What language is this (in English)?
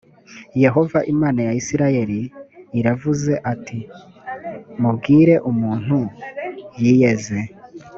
Kinyarwanda